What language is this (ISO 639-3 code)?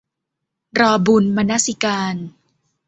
tha